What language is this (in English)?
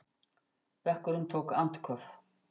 Icelandic